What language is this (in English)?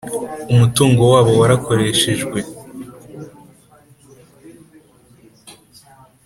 Kinyarwanda